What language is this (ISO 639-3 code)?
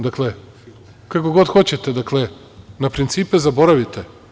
srp